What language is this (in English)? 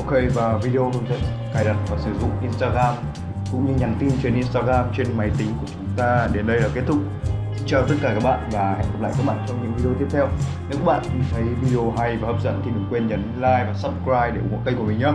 Vietnamese